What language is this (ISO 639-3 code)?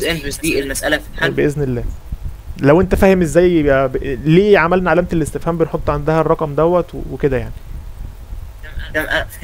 ara